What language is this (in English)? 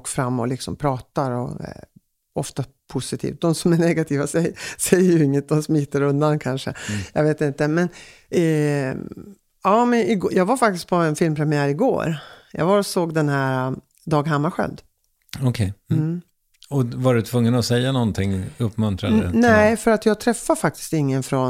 Swedish